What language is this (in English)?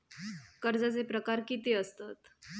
Marathi